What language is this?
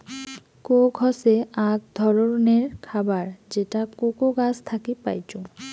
Bangla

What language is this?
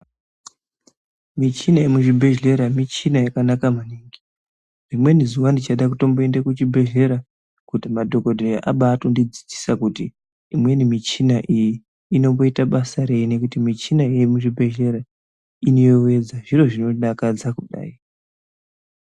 Ndau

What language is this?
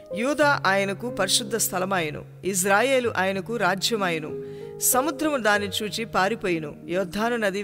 Hindi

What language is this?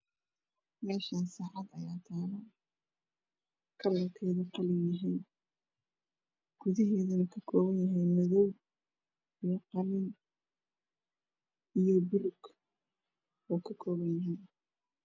Somali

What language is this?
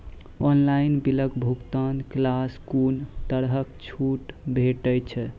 Maithili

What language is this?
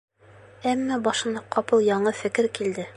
Bashkir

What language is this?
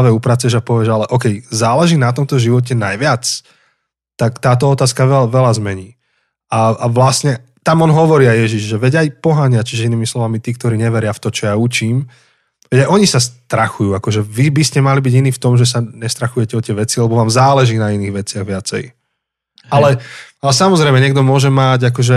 Slovak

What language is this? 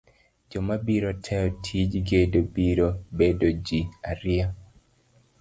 Luo (Kenya and Tanzania)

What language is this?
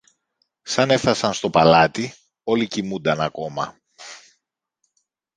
Greek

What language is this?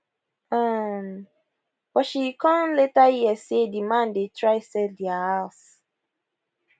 Nigerian Pidgin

